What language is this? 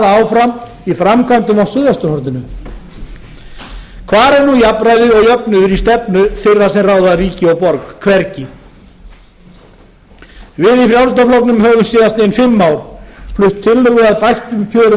Icelandic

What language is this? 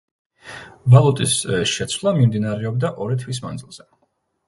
Georgian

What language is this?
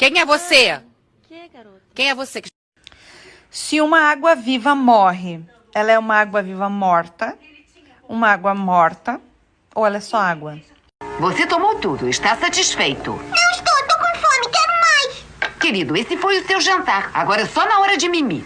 Portuguese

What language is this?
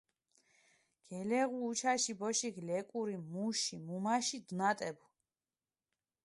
Mingrelian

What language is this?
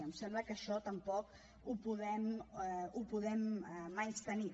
Catalan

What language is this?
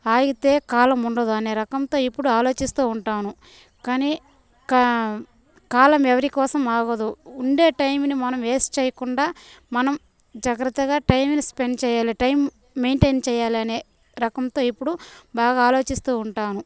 Telugu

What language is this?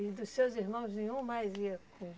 Portuguese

